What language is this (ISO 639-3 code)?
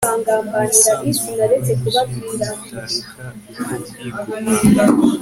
kin